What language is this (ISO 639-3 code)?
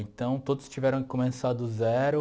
por